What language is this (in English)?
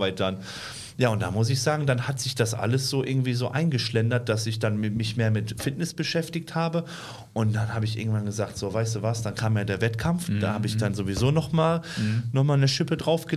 German